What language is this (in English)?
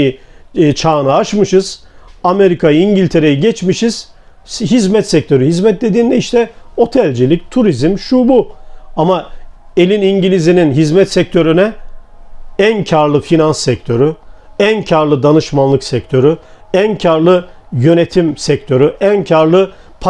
Turkish